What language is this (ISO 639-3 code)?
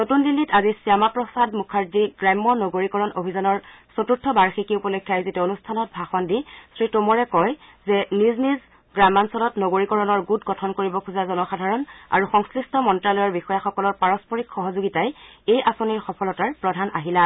asm